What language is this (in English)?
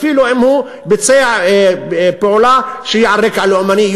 Hebrew